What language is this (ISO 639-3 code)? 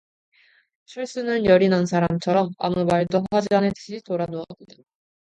kor